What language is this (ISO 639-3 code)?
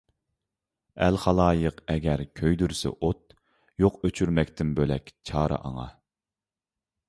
uig